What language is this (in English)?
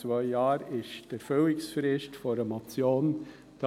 Swiss German